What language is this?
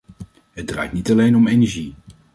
Dutch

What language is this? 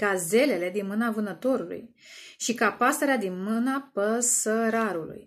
Romanian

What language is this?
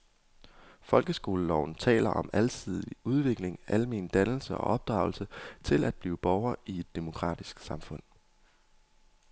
Danish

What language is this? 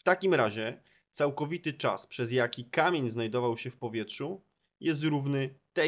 Polish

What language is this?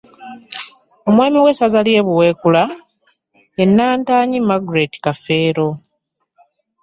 Ganda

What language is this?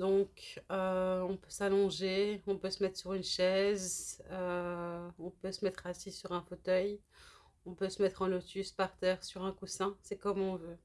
French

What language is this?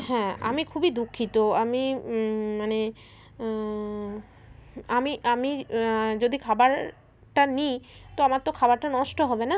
Bangla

